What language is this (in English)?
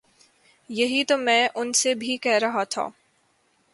Urdu